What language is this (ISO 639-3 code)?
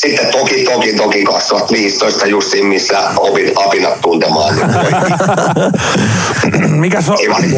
fin